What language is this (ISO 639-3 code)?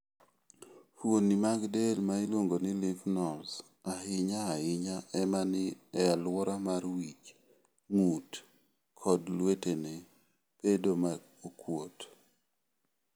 luo